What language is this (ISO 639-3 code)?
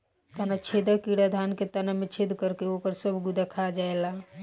bho